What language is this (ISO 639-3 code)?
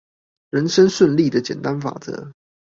zho